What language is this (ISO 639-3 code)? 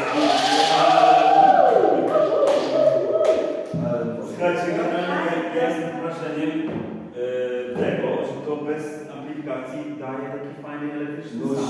pol